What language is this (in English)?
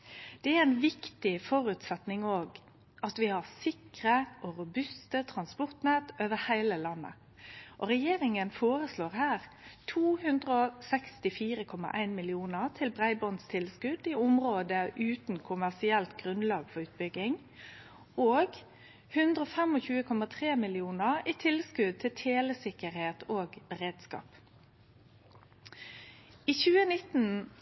Norwegian Nynorsk